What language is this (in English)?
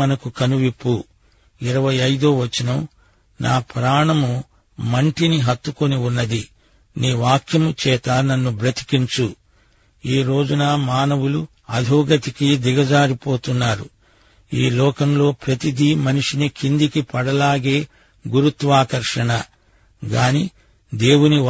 Telugu